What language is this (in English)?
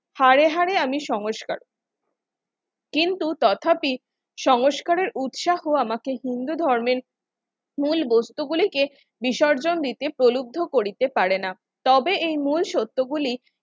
Bangla